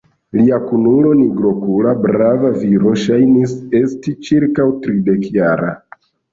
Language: Esperanto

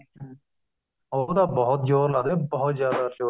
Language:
Punjabi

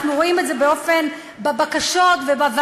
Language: Hebrew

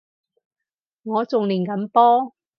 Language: Cantonese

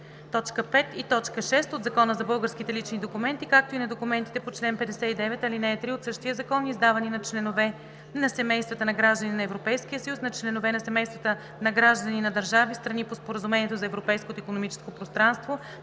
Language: Bulgarian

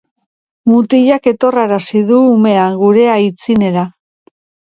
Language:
Basque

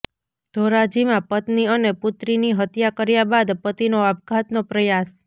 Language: Gujarati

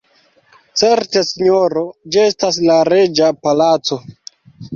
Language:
Esperanto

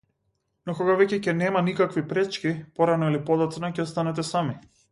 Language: Macedonian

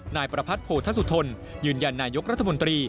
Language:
Thai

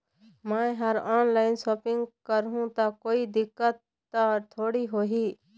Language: Chhattisgarhi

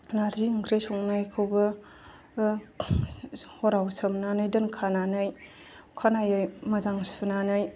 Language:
Bodo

